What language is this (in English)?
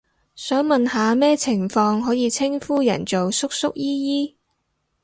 Cantonese